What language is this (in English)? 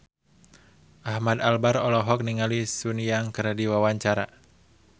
Sundanese